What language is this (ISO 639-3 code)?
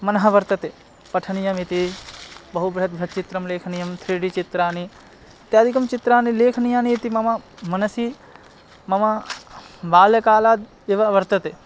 san